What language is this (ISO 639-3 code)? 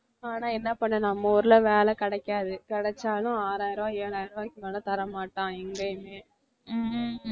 tam